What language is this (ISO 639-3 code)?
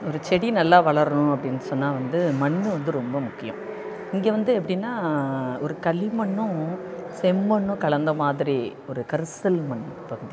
tam